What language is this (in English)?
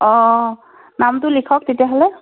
Assamese